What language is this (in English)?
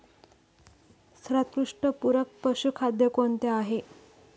Marathi